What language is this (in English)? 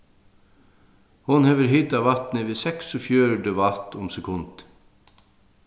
Faroese